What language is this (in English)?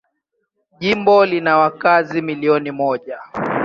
Swahili